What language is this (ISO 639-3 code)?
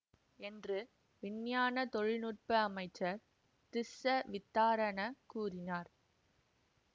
tam